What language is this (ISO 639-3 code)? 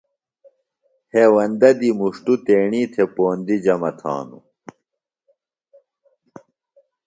phl